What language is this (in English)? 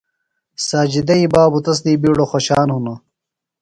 Phalura